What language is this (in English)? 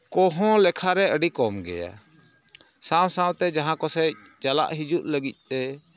Santali